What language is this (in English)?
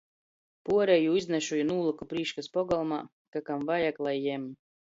Latgalian